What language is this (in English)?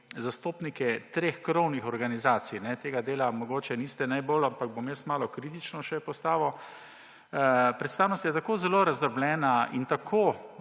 Slovenian